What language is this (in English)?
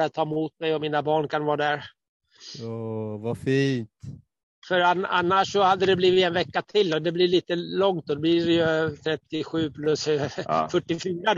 Swedish